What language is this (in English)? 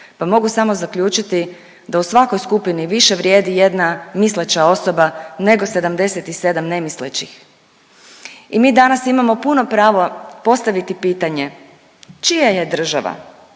Croatian